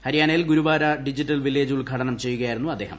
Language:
Malayalam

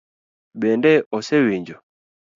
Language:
Luo (Kenya and Tanzania)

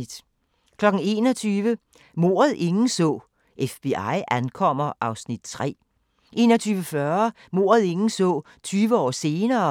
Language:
Danish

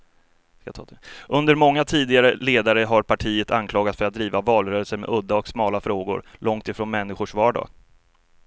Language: Swedish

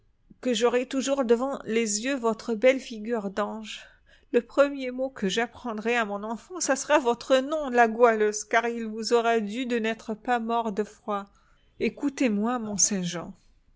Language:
French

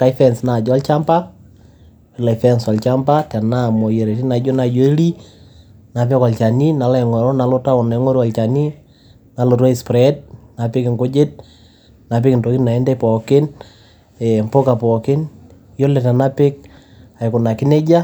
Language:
Masai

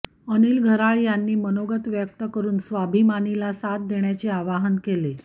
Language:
Marathi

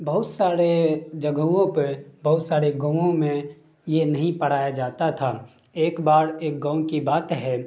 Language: Urdu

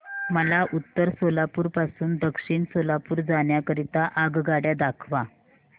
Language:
Marathi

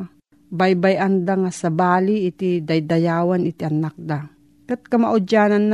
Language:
Filipino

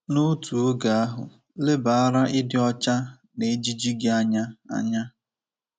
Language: Igbo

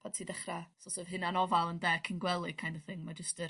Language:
Welsh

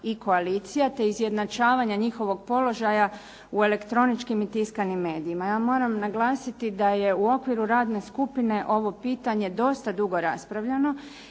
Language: Croatian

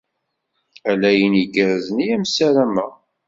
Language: Kabyle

